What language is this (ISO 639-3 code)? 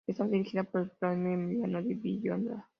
spa